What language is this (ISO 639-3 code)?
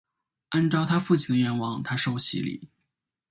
zho